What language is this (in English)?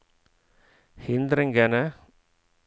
Norwegian